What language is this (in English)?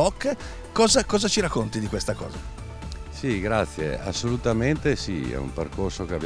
Italian